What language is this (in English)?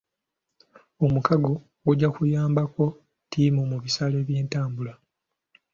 Ganda